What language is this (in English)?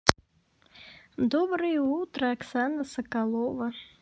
Russian